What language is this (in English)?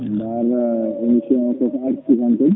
Fula